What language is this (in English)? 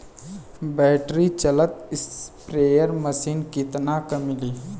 Bhojpuri